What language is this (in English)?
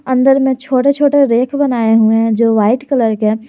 Hindi